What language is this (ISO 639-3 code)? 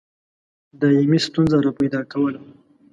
pus